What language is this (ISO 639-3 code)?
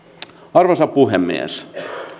fin